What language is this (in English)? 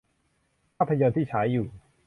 Thai